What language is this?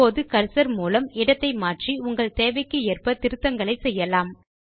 Tamil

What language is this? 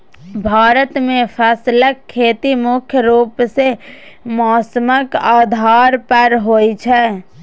Maithili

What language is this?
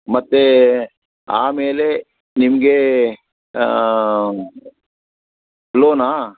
Kannada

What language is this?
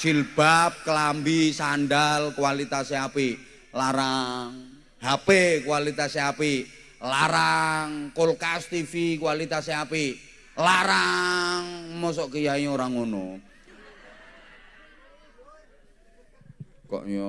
Indonesian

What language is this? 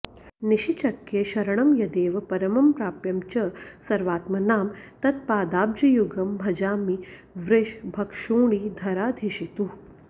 Sanskrit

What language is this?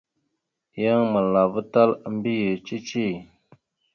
Mada (Cameroon)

